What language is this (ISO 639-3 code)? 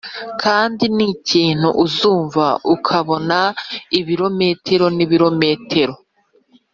kin